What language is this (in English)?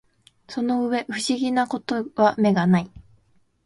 Japanese